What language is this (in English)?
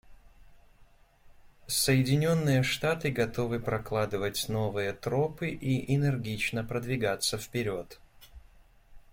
Russian